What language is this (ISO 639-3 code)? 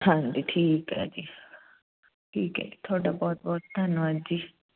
pan